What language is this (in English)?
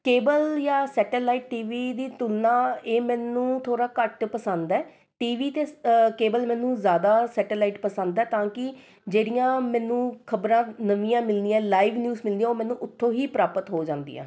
Punjabi